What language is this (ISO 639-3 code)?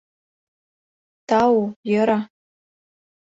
chm